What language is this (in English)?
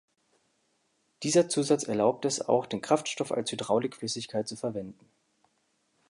German